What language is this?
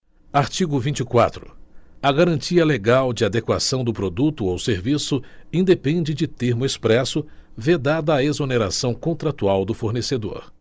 Portuguese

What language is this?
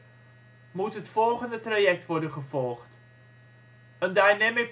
Dutch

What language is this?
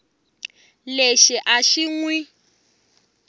Tsonga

